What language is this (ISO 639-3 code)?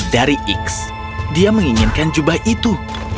ind